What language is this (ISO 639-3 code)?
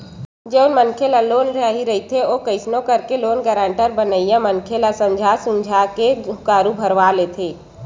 hne